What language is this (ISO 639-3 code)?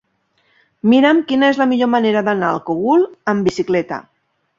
cat